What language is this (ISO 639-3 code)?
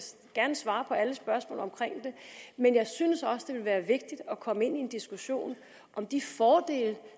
dan